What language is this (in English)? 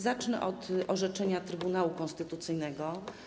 Polish